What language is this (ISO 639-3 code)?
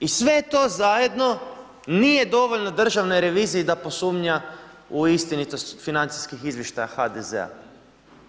hrv